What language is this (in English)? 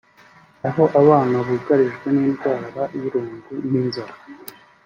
Kinyarwanda